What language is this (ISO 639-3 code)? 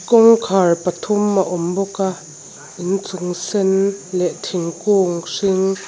lus